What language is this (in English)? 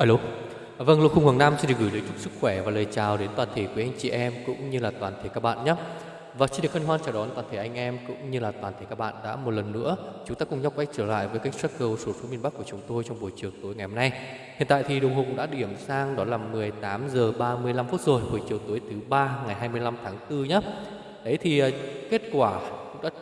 Vietnamese